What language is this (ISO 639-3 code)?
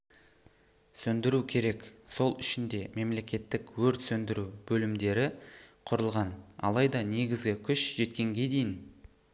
kaz